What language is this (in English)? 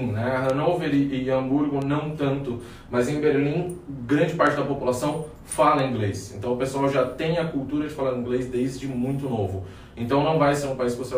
Portuguese